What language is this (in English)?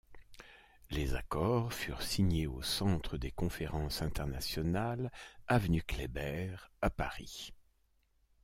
French